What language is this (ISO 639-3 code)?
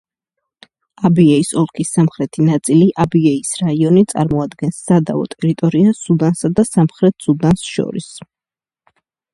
kat